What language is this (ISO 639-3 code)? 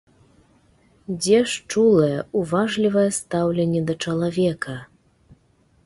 bel